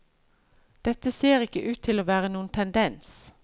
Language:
Norwegian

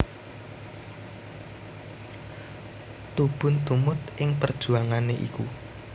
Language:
Javanese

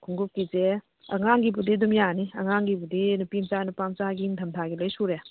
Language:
Manipuri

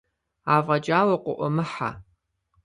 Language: Kabardian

